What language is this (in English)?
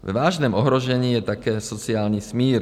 Czech